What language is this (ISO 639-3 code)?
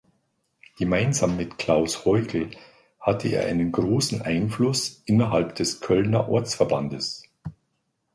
deu